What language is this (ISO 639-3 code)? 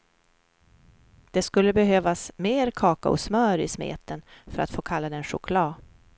swe